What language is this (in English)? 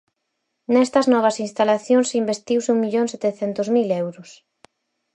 Galician